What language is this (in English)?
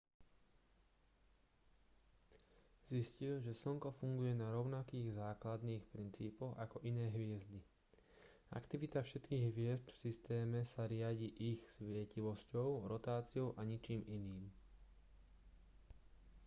Slovak